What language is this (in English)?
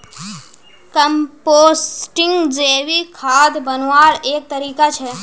Magahi